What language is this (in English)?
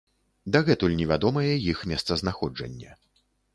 Belarusian